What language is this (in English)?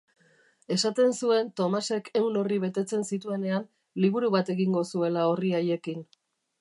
Basque